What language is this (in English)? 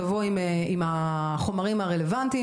Hebrew